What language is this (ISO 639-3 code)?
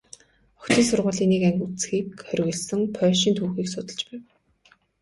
mon